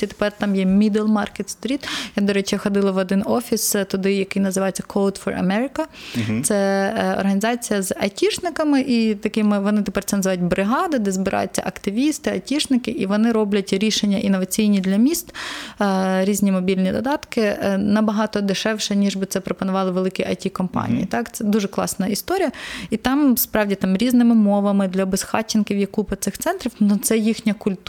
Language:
Ukrainian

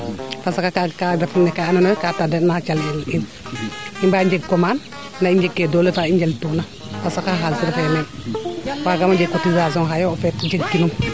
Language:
Serer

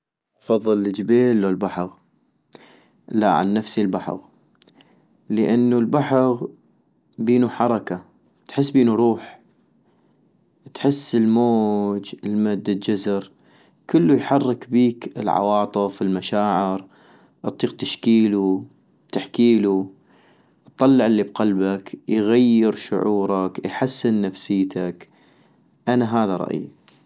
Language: North Mesopotamian Arabic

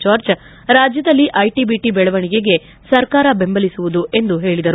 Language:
Kannada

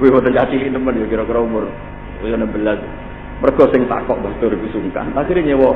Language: Indonesian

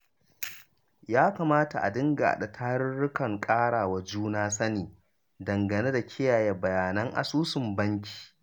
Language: Hausa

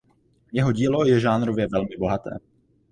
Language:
Czech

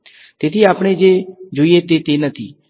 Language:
Gujarati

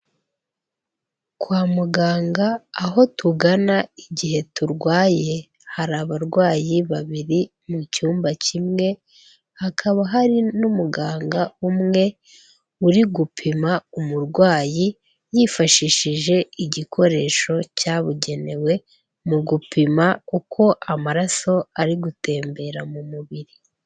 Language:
Kinyarwanda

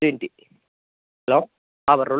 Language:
Malayalam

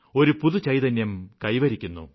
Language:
Malayalam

